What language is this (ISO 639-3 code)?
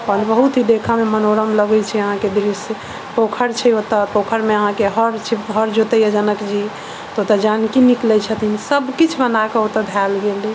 mai